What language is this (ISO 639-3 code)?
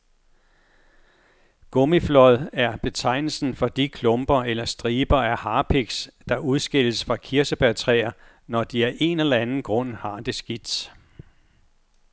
dan